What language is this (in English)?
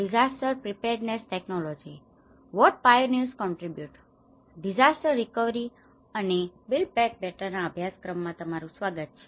Gujarati